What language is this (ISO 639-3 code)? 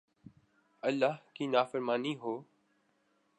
urd